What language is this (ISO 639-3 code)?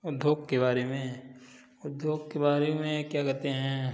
hin